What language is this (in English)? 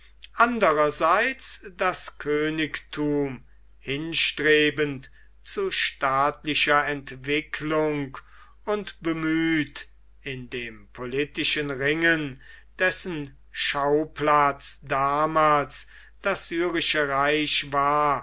German